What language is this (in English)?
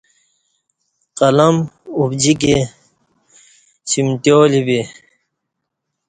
Kati